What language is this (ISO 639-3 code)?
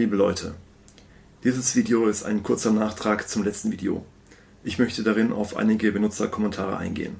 deu